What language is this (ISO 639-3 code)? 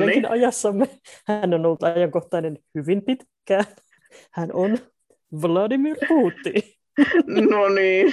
fin